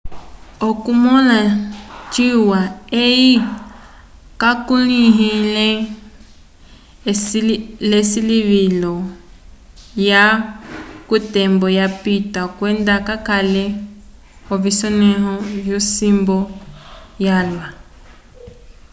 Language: Umbundu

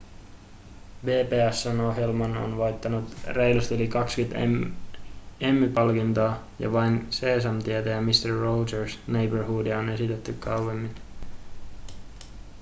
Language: Finnish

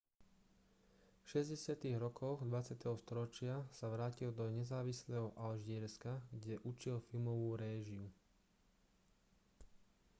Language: Slovak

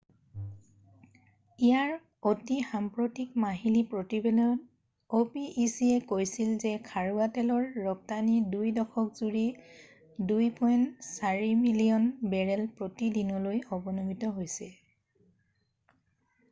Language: Assamese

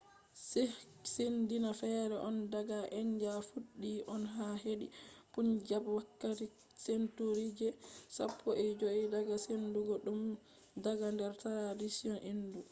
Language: Fula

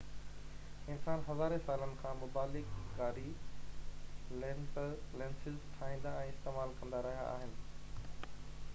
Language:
Sindhi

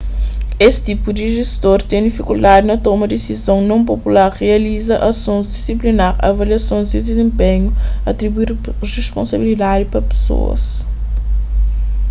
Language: Kabuverdianu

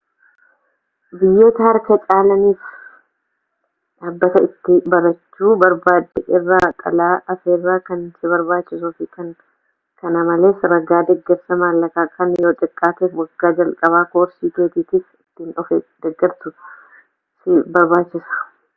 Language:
Oromo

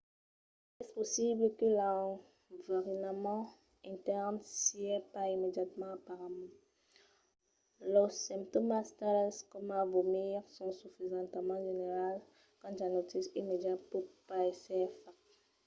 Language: Occitan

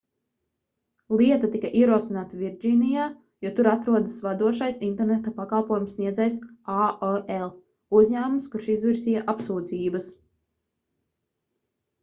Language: Latvian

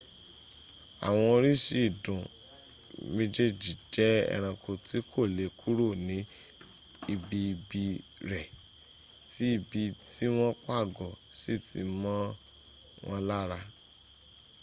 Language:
Yoruba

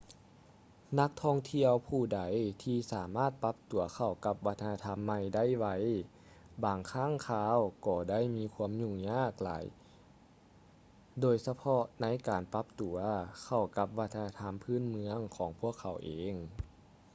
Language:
Lao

